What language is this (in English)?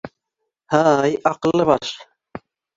Bashkir